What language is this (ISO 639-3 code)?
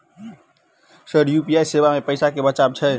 mai